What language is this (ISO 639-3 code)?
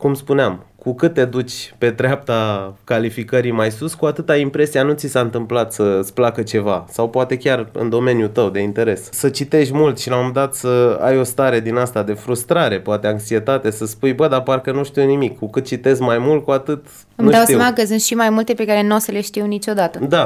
ron